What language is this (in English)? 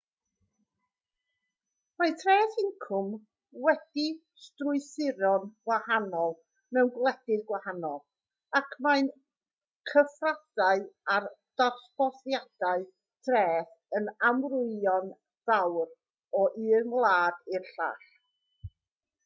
Welsh